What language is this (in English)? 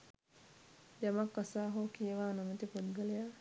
Sinhala